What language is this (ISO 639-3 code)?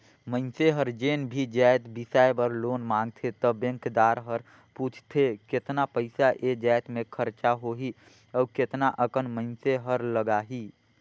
hne